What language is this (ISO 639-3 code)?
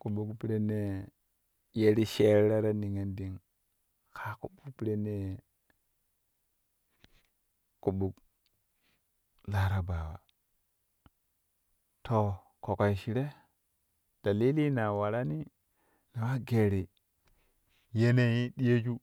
kuh